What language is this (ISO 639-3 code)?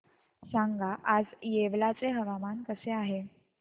mar